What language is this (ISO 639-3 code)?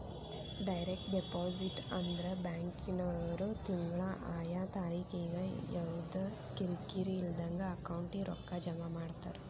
kan